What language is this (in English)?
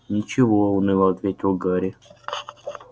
Russian